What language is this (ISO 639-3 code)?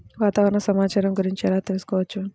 tel